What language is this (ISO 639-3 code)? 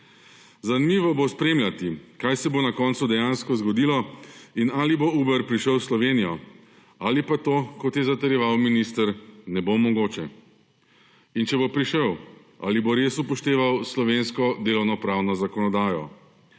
slv